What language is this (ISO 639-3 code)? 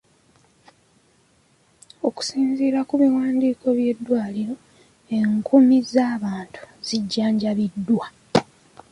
lug